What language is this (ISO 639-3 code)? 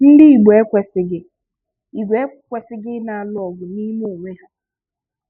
ibo